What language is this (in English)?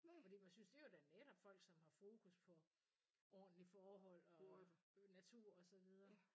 Danish